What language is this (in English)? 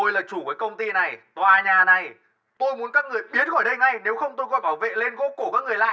Vietnamese